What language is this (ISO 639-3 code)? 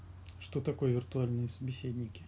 rus